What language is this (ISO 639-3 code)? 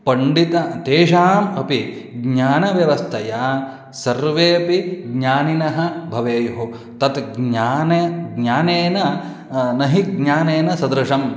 san